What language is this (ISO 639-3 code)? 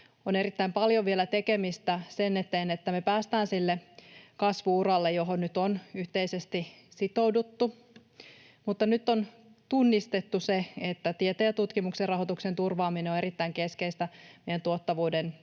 fin